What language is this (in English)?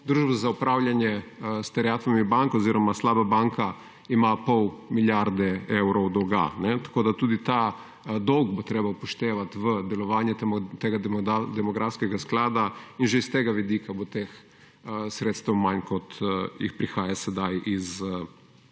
Slovenian